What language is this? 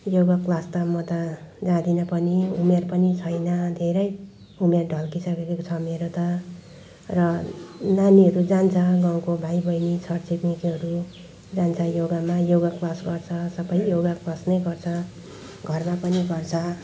Nepali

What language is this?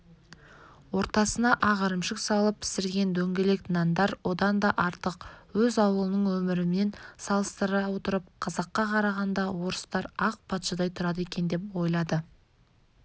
Kazakh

